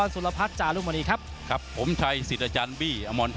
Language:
Thai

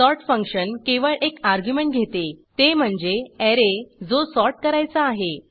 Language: Marathi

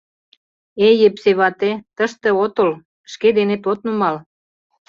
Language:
Mari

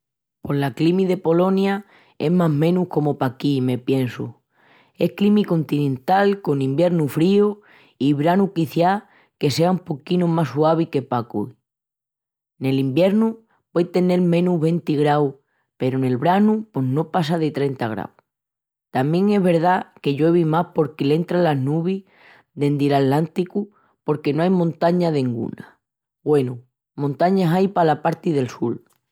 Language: Extremaduran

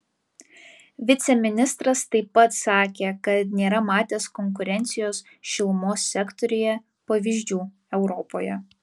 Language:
Lithuanian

